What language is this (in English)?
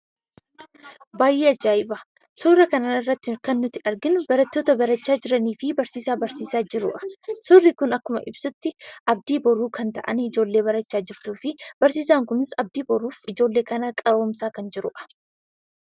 Oromo